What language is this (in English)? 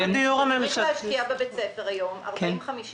Hebrew